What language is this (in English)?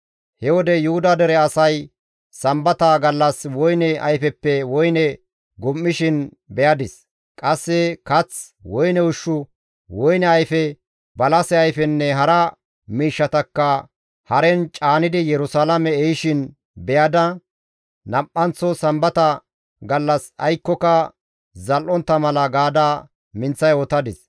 Gamo